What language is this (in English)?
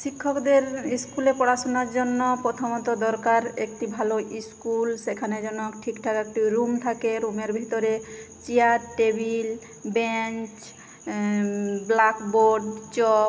Bangla